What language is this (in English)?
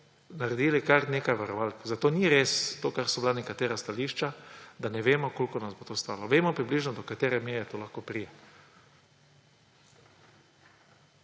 Slovenian